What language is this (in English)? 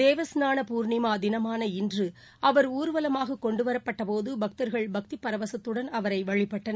Tamil